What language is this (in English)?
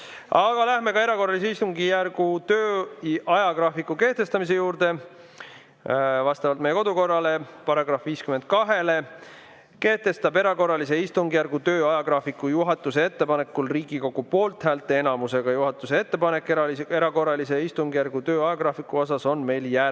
Estonian